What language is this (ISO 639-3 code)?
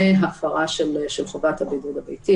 heb